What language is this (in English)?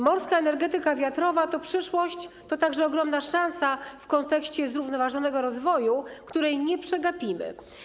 Polish